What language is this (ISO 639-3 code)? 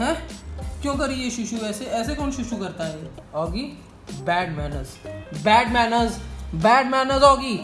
hin